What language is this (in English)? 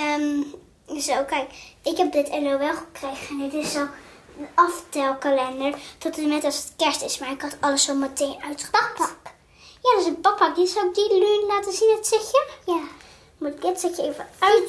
Dutch